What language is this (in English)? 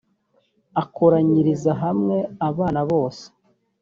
Kinyarwanda